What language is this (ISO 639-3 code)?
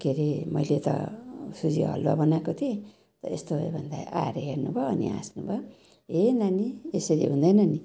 nep